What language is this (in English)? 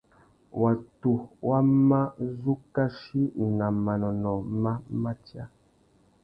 Tuki